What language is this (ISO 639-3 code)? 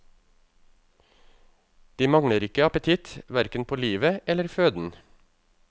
nor